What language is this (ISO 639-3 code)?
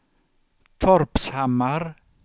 swe